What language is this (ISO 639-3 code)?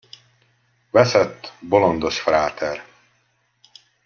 hun